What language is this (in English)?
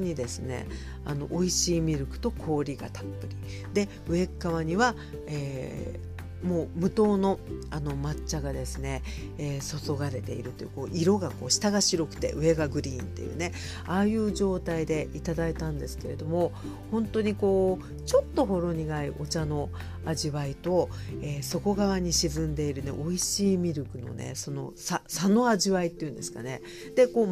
Japanese